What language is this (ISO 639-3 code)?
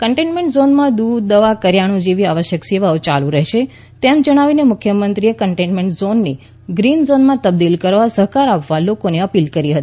guj